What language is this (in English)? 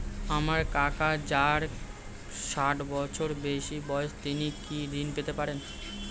Bangla